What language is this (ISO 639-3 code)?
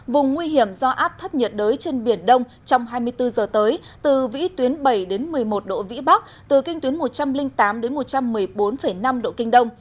vie